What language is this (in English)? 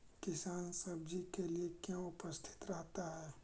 Magahi